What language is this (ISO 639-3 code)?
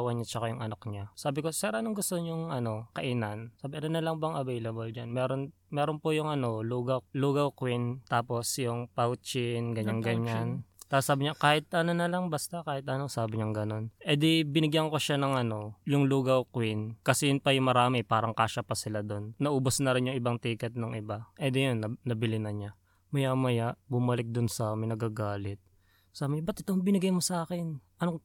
fil